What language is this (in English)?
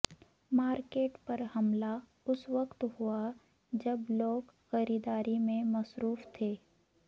Urdu